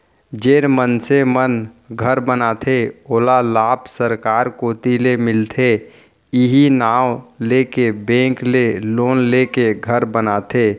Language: Chhattisgarhi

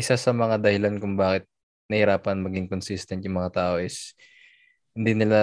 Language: Filipino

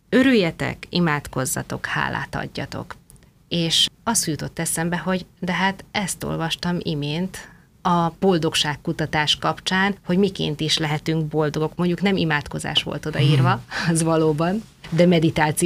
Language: Hungarian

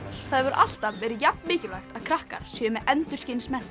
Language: Icelandic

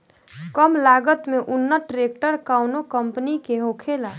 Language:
Bhojpuri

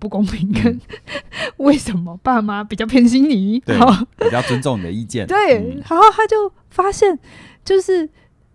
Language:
Chinese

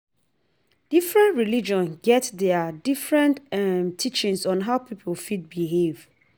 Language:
Nigerian Pidgin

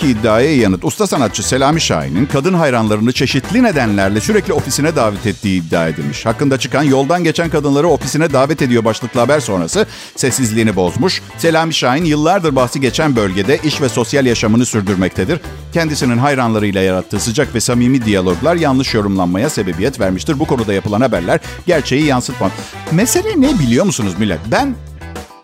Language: Turkish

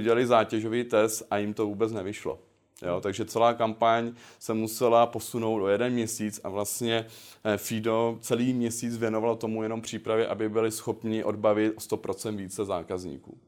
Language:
Czech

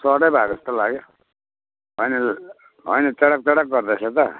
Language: Nepali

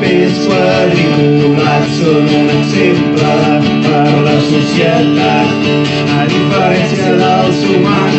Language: Indonesian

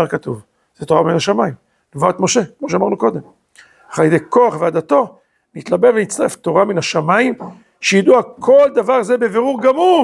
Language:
Hebrew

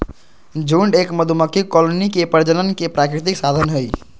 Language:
Magahi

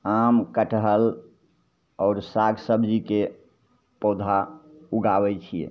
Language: Maithili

